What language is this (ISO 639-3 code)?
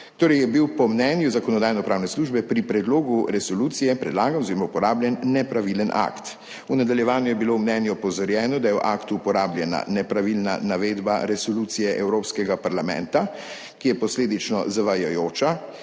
slv